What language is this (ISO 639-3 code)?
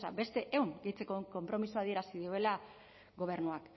eus